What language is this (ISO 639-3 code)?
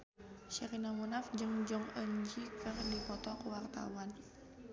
sun